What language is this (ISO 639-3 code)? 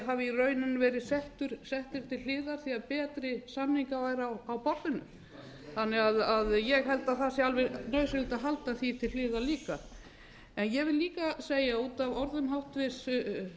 isl